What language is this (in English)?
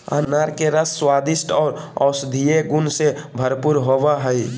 Magahi